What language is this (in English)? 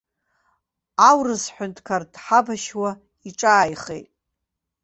Abkhazian